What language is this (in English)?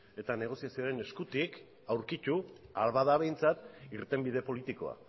Basque